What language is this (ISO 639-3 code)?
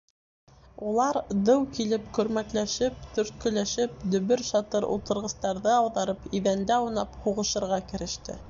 bak